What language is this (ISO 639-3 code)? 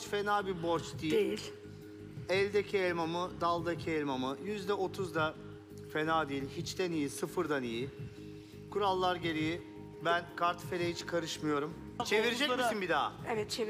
tur